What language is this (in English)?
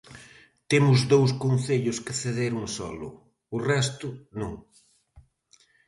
Galician